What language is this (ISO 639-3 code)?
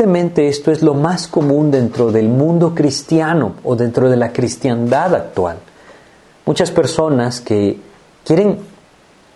spa